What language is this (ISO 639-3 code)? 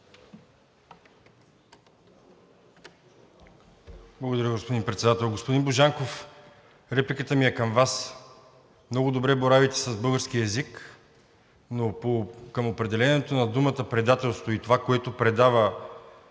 bul